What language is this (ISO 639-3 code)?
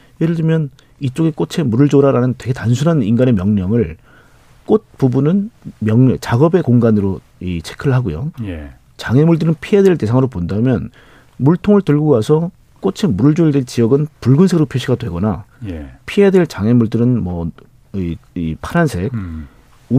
kor